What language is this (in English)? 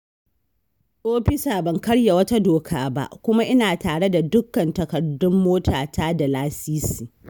Hausa